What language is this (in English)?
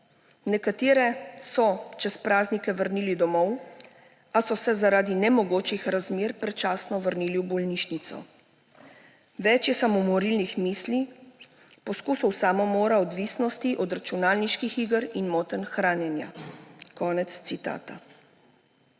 Slovenian